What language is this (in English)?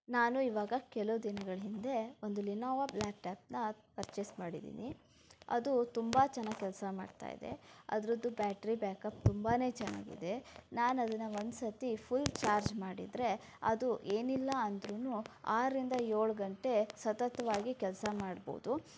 Kannada